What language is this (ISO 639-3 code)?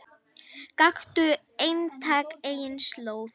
isl